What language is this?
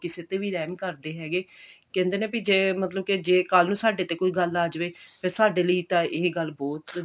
Punjabi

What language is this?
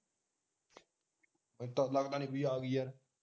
Punjabi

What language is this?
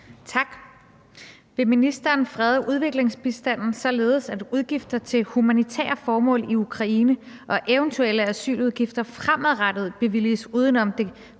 Danish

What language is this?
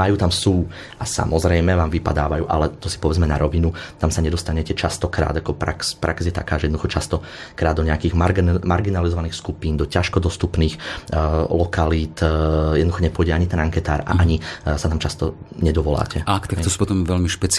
Slovak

